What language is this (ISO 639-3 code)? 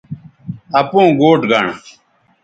btv